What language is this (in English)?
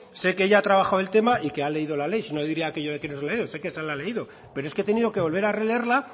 Spanish